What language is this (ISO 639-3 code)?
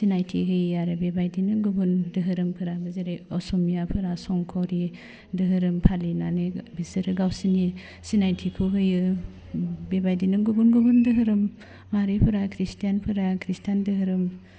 brx